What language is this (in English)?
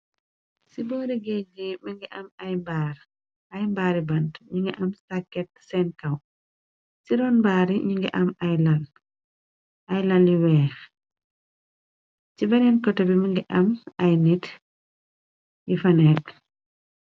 Wolof